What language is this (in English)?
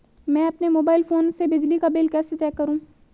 Hindi